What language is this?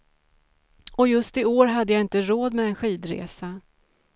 Swedish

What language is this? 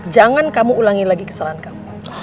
Indonesian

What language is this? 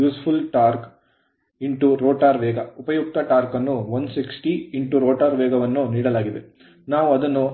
Kannada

